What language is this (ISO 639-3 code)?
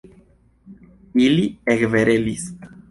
epo